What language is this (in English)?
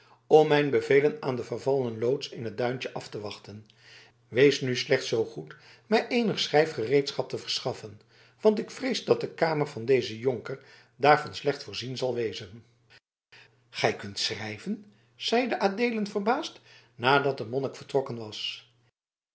Dutch